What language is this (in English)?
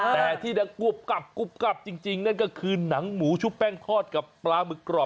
Thai